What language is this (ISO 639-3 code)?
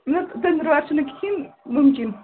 kas